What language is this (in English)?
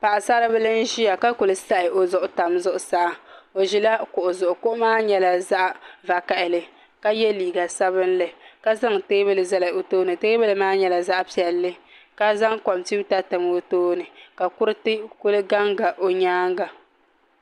Dagbani